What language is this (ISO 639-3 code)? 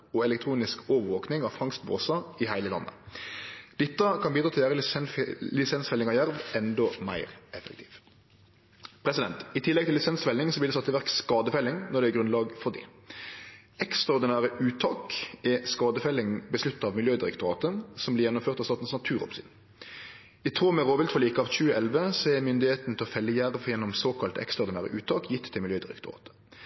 nno